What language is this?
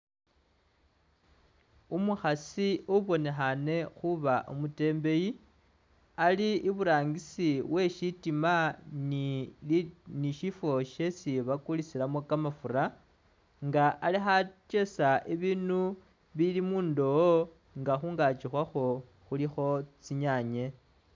Masaaba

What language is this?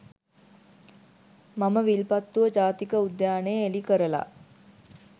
Sinhala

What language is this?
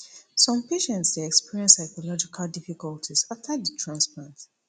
Nigerian Pidgin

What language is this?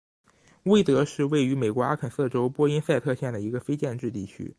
Chinese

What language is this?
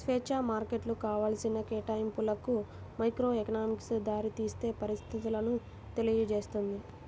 Telugu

